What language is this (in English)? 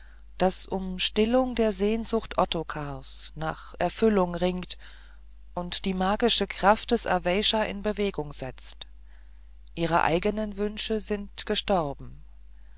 German